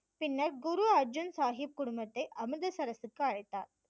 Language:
Tamil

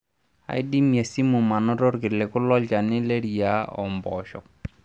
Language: Masai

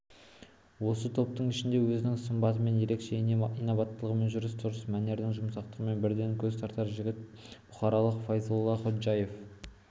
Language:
Kazakh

